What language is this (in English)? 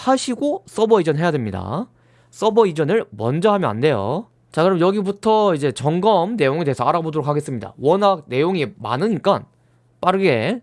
Korean